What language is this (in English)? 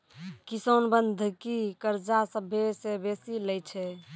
Maithili